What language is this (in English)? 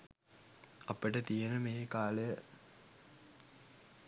Sinhala